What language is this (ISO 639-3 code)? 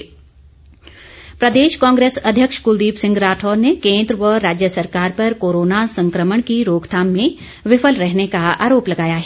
hin